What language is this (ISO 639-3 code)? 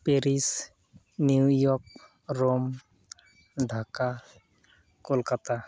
sat